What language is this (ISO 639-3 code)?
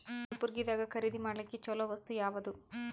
kan